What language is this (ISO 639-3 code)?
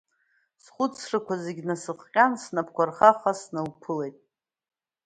abk